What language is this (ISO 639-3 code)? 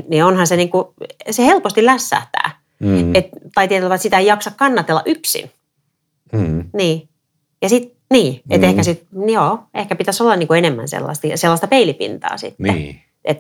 fin